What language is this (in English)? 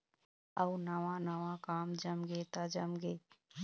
Chhattisgarhi